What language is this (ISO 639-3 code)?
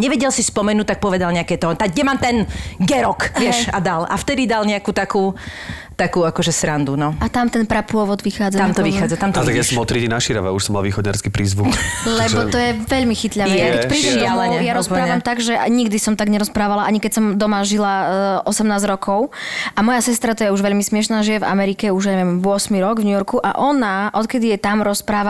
slk